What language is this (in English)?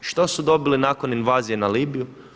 Croatian